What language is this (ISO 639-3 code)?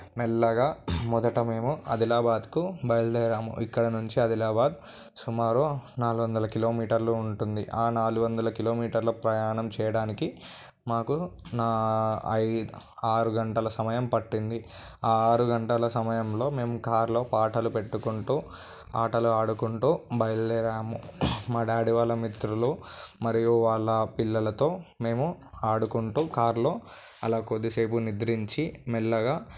tel